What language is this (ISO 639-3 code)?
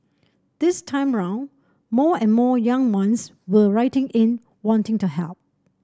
eng